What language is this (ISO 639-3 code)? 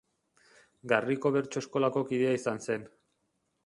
eus